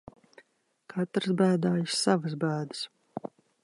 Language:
Latvian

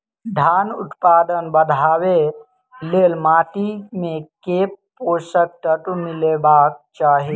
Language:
Maithili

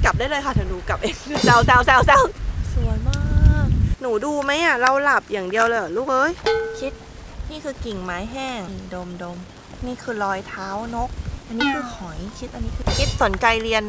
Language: Thai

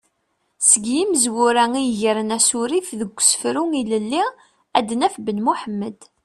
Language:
Kabyle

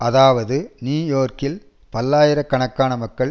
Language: Tamil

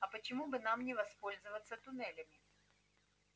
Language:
Russian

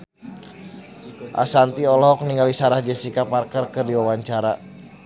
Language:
Sundanese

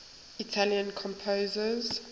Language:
English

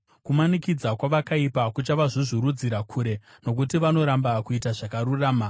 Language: Shona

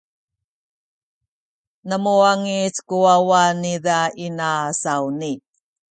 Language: Sakizaya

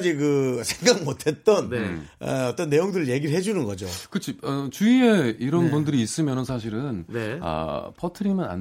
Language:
Korean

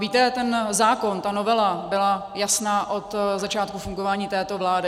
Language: Czech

